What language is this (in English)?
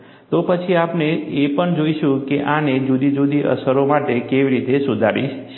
Gujarati